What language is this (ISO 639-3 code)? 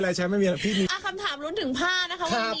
tha